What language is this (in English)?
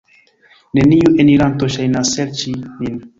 Esperanto